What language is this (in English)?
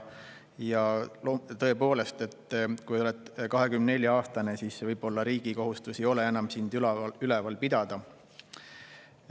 Estonian